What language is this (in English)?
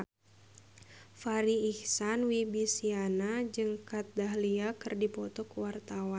Sundanese